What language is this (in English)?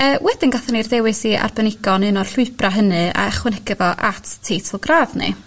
Welsh